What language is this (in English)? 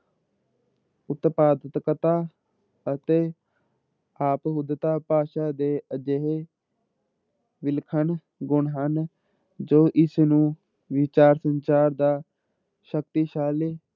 Punjabi